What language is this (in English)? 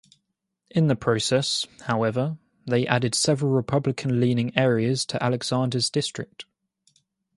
English